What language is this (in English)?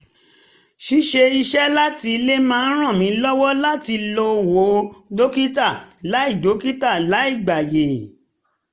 Yoruba